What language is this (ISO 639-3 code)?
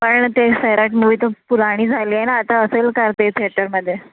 mar